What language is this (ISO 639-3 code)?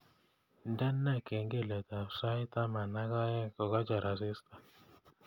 kln